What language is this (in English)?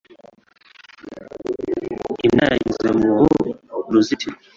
Kinyarwanda